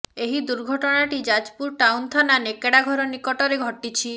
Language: Odia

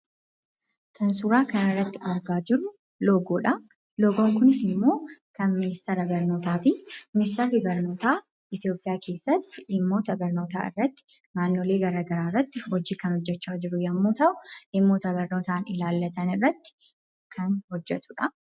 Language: Oromo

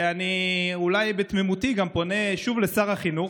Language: Hebrew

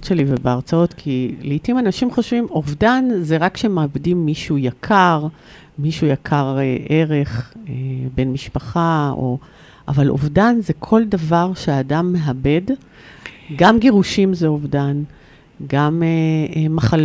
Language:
Hebrew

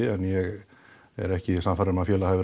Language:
Icelandic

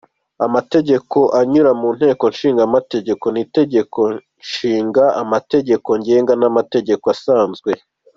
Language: Kinyarwanda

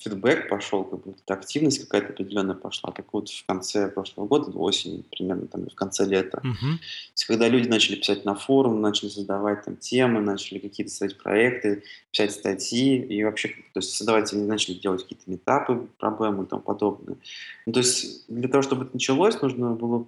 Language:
Russian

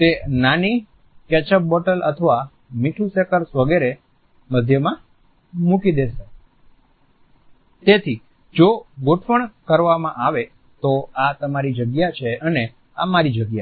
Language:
Gujarati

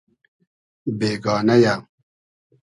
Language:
Hazaragi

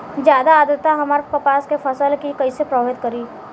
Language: Bhojpuri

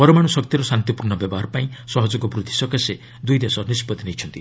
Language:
Odia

